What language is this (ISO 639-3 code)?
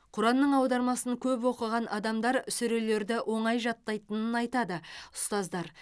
kaz